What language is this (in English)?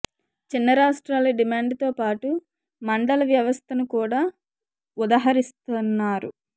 Telugu